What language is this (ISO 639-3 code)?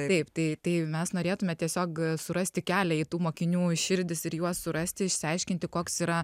lit